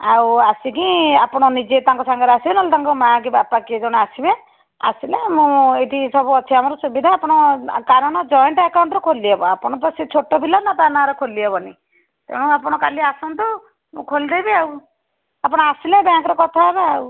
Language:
Odia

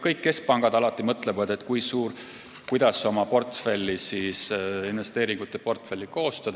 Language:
Estonian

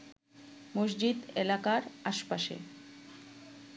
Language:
Bangla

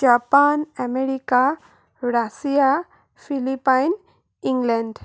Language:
Assamese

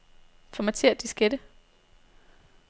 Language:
Danish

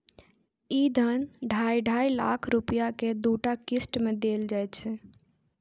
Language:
Maithili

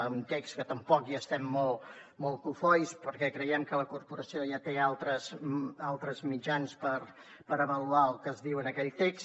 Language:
Catalan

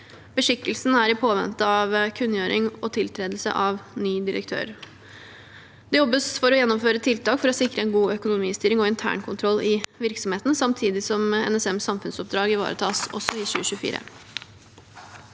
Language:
Norwegian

